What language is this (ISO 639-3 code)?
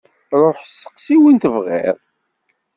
kab